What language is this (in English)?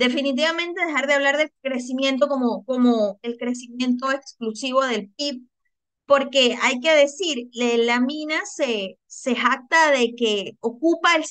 Spanish